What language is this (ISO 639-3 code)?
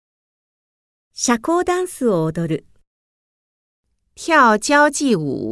jpn